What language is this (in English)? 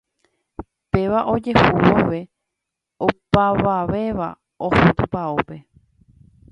Guarani